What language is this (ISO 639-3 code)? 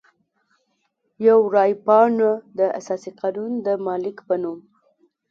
pus